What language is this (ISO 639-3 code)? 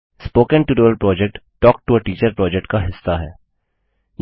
hin